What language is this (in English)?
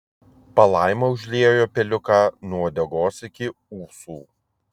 Lithuanian